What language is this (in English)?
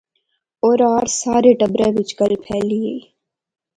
Pahari-Potwari